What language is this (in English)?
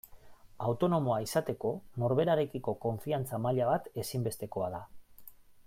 Basque